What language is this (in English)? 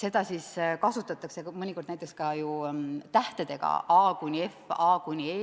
Estonian